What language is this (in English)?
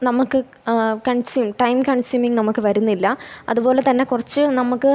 Malayalam